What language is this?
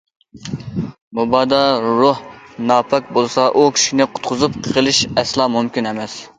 Uyghur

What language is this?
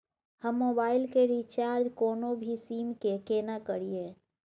Maithili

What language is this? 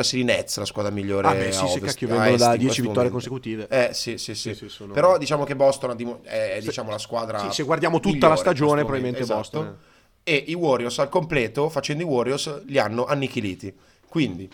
Italian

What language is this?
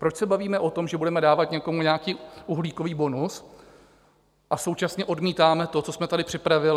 Czech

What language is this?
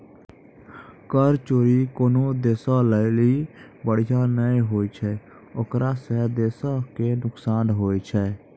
Maithili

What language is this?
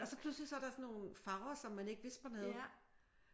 Danish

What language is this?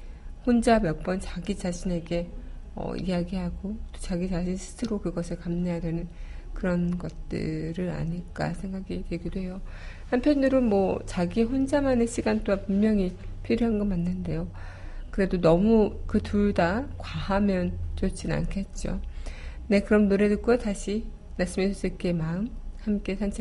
Korean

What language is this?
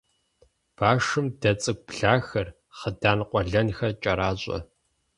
Kabardian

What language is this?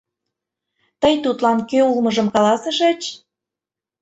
Mari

